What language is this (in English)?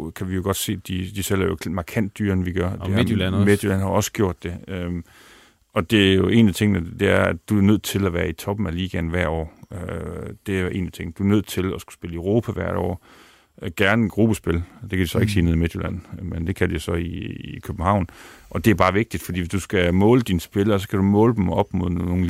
Danish